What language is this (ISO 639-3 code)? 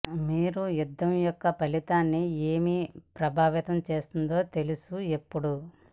tel